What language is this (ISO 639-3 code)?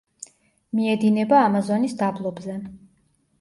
kat